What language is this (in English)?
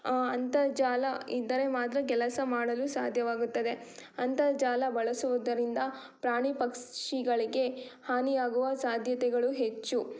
Kannada